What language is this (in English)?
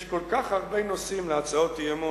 Hebrew